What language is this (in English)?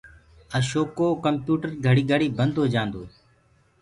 Gurgula